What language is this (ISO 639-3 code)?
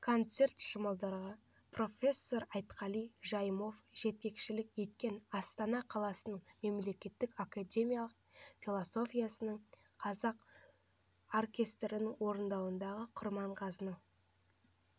kaz